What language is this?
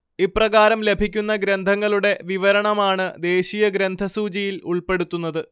Malayalam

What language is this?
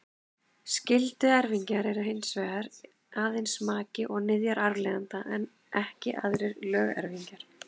Icelandic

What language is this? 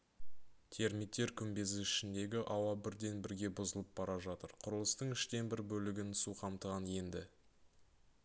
Kazakh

